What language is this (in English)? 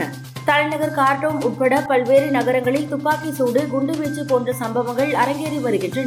Tamil